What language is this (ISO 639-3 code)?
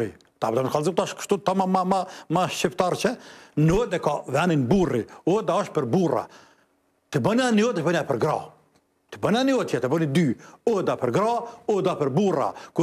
ron